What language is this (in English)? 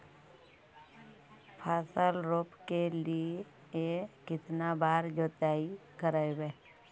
Magahi